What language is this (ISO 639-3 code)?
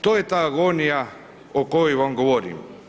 hrv